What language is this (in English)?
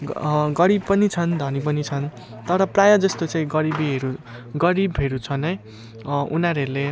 Nepali